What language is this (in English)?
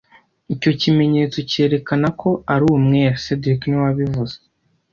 Kinyarwanda